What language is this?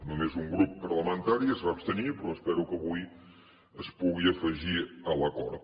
Catalan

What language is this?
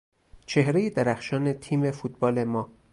Persian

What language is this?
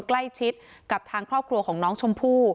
Thai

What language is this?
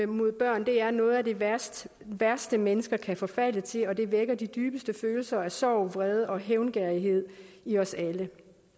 Danish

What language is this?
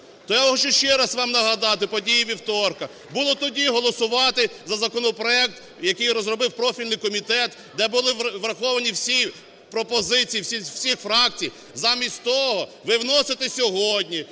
Ukrainian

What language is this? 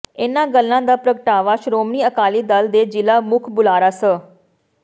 Punjabi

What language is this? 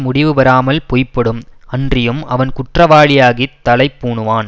Tamil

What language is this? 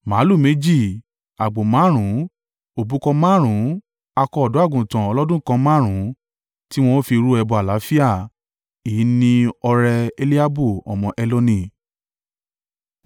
Yoruba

